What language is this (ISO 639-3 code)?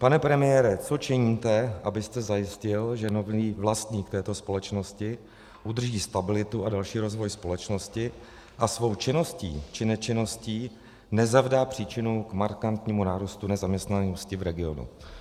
ces